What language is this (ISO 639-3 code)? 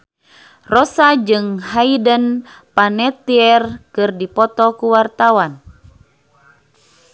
sun